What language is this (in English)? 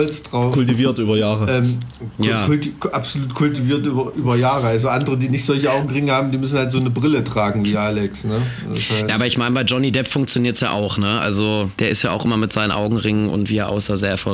German